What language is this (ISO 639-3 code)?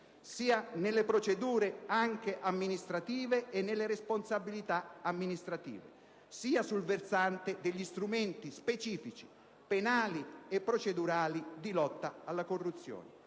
ita